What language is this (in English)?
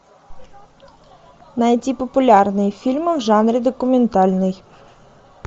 Russian